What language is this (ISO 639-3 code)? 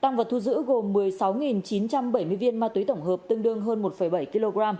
vie